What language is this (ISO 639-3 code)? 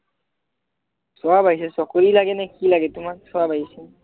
asm